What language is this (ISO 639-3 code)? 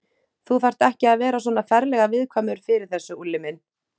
isl